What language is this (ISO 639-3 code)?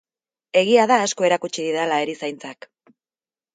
eus